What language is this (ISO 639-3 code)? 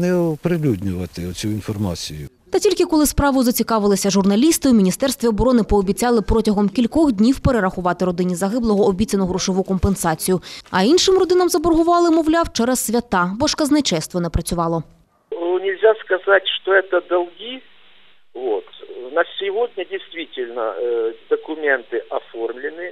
ukr